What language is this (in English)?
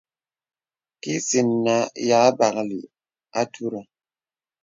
Bebele